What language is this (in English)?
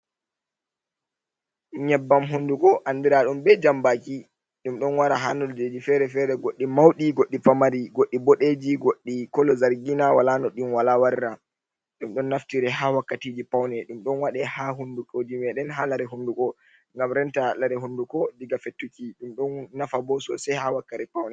Fula